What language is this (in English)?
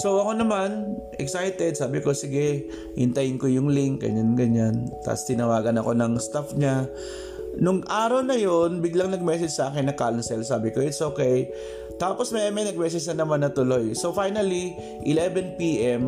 Filipino